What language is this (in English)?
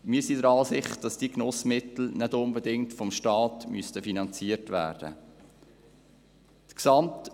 Swiss German